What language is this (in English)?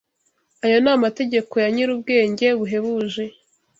Kinyarwanda